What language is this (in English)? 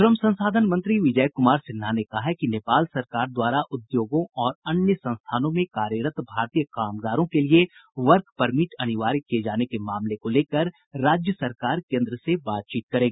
Hindi